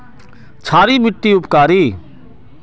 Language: Magahi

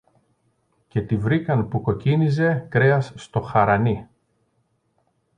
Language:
Greek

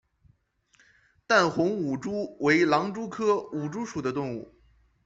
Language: Chinese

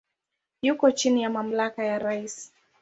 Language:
Swahili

